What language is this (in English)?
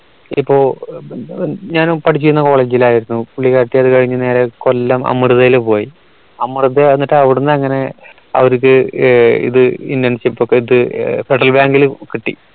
Malayalam